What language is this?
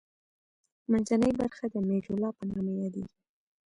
Pashto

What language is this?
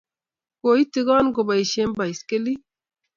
Kalenjin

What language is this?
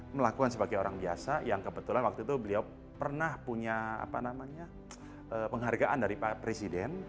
Indonesian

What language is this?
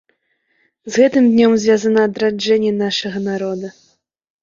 Belarusian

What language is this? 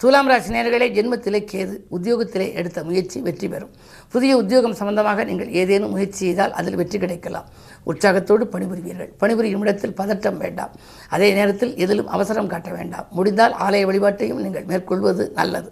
Tamil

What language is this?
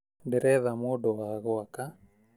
Kikuyu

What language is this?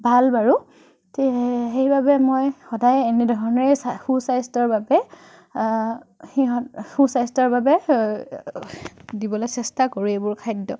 Assamese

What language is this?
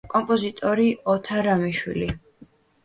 Georgian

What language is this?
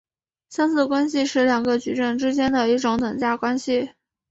Chinese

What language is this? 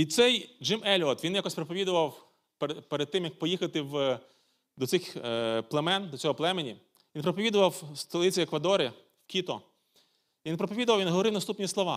Ukrainian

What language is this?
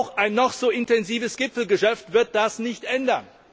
German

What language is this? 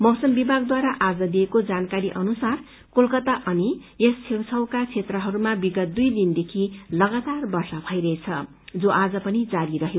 Nepali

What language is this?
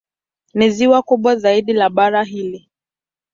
Swahili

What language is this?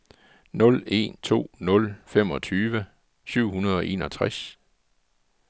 Danish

